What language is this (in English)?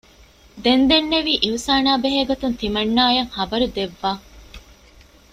Divehi